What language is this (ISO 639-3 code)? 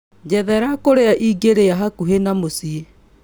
kik